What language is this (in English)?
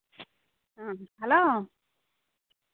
Santali